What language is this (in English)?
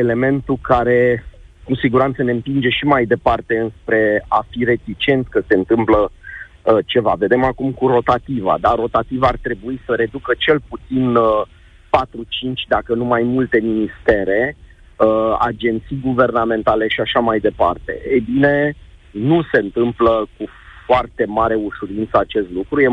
Romanian